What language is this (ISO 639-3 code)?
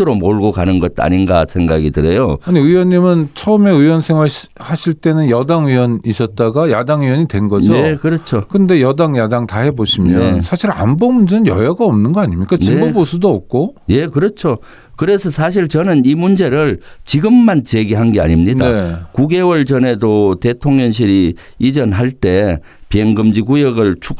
kor